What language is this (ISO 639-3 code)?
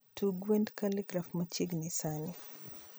luo